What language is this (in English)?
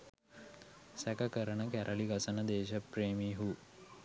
Sinhala